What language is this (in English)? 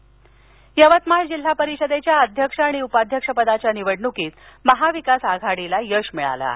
Marathi